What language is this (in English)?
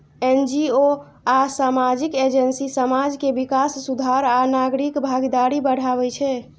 Maithili